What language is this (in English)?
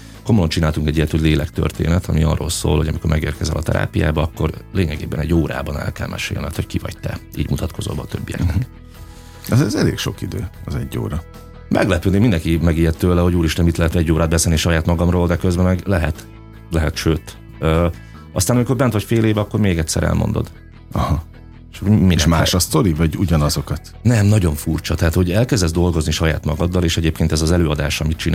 Hungarian